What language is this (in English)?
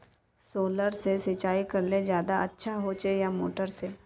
Magahi